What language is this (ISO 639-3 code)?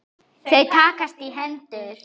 isl